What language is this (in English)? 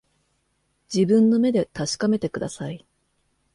Japanese